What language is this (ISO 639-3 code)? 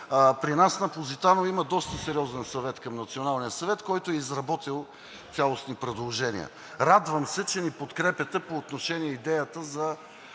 bul